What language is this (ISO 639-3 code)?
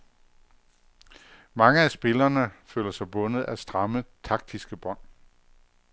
dan